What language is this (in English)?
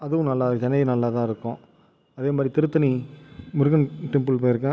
Tamil